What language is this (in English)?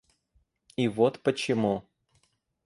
Russian